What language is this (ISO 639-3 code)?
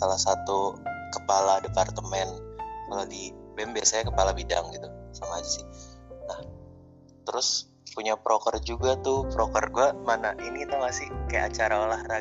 ind